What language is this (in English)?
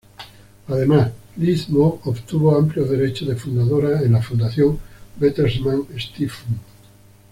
Spanish